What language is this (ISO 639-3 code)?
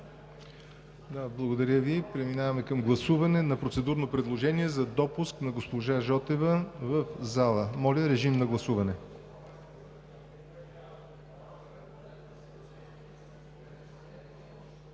bul